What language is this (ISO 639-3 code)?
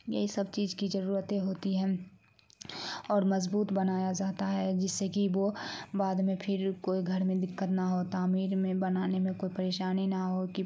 urd